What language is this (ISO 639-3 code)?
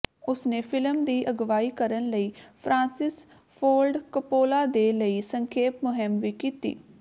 pan